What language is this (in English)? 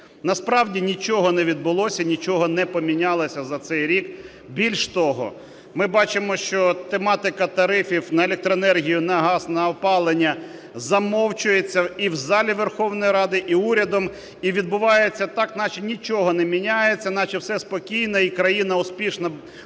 Ukrainian